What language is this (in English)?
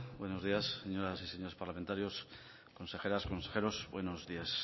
Spanish